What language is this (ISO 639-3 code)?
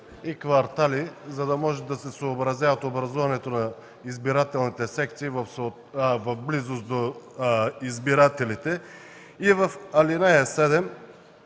bul